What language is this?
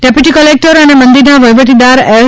Gujarati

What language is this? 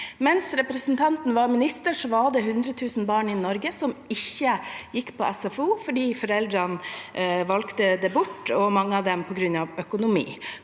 Norwegian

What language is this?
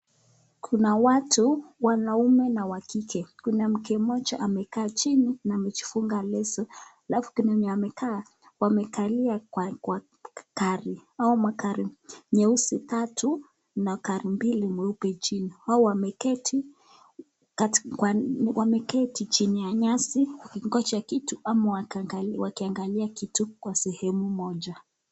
Swahili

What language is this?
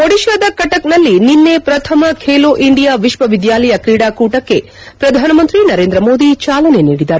Kannada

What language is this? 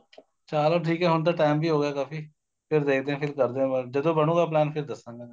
Punjabi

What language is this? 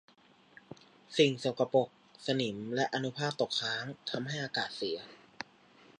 Thai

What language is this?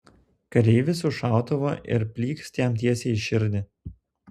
Lithuanian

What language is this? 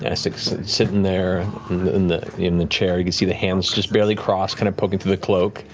English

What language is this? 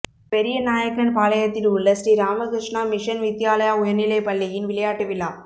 Tamil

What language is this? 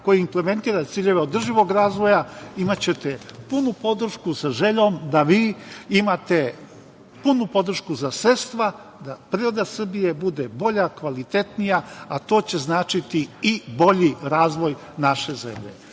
Serbian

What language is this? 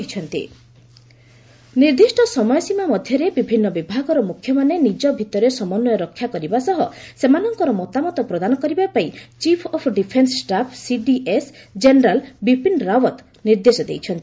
Odia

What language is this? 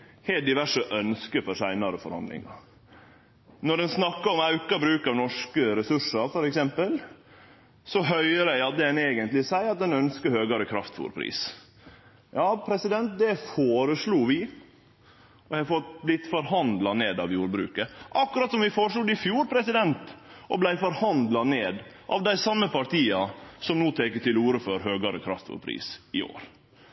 Norwegian Nynorsk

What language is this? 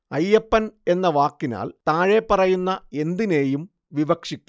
Malayalam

